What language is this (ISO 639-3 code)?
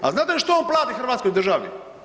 hrv